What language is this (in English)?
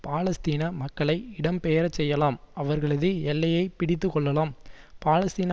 Tamil